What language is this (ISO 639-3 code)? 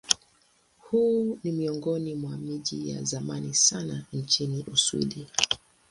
swa